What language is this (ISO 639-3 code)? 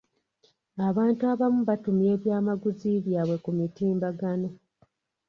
lug